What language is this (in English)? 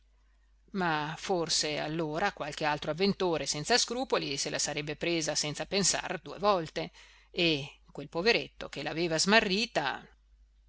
Italian